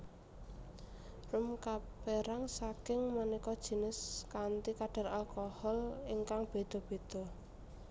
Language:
Javanese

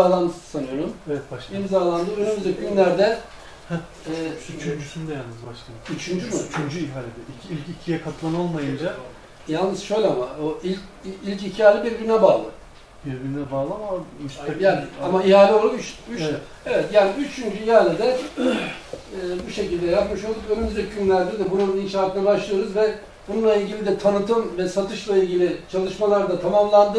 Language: Turkish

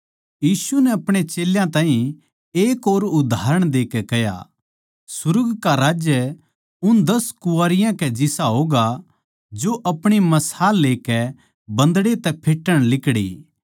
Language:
Haryanvi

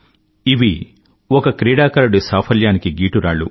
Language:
Telugu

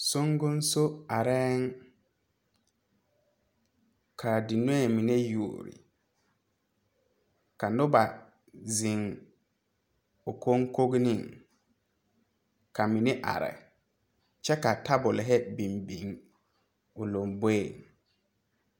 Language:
Southern Dagaare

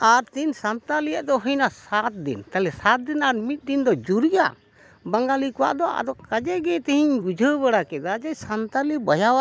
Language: Santali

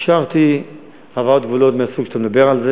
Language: Hebrew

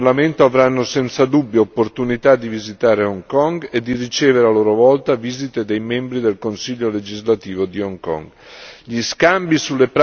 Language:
Italian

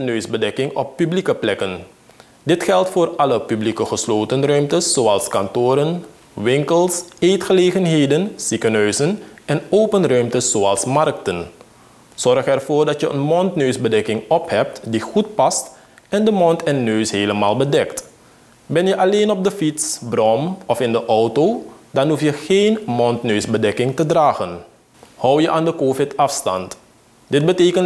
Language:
Dutch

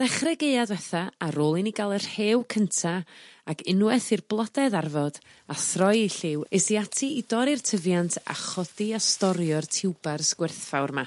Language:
Welsh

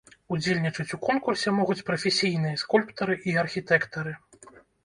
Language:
Belarusian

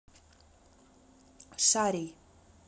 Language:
Russian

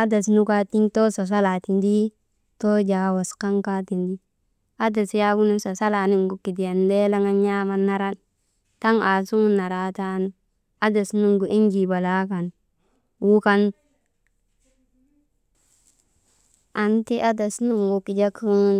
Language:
Maba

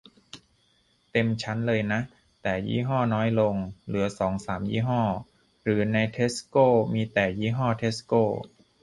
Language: Thai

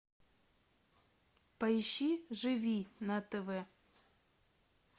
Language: Russian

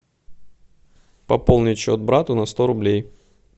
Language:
Russian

